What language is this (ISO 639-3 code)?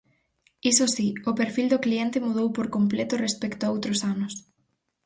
glg